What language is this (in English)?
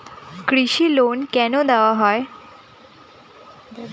Bangla